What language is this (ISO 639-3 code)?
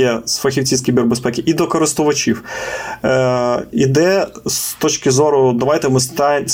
ukr